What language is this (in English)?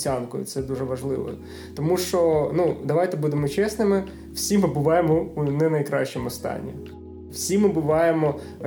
Ukrainian